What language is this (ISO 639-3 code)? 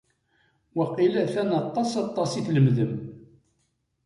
kab